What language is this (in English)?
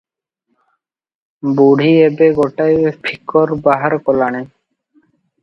Odia